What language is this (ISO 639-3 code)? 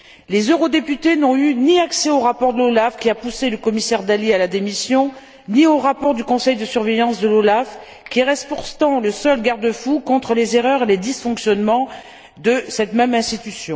fra